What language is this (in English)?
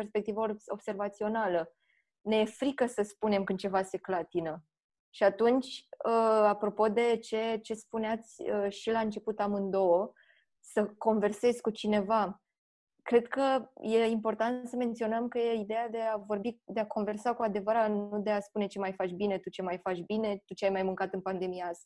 Romanian